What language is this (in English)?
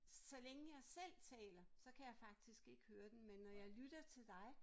Danish